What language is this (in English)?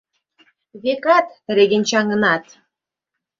Mari